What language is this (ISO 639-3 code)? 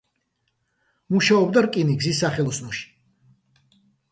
kat